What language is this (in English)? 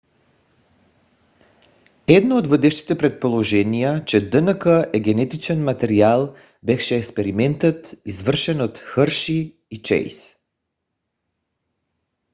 Bulgarian